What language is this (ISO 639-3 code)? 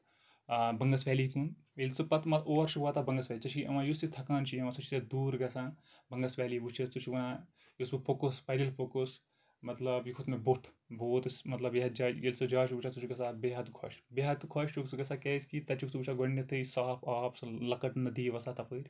kas